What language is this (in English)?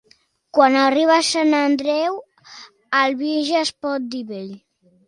Catalan